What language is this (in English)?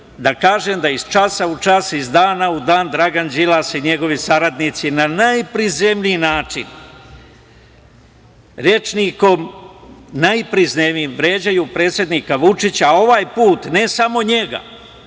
Serbian